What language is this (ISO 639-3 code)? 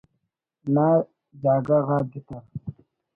brh